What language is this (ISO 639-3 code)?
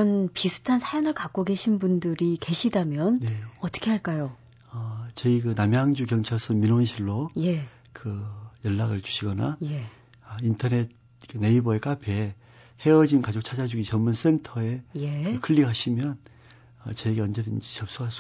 kor